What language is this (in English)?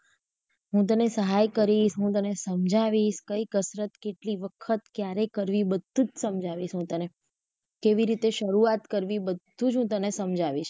Gujarati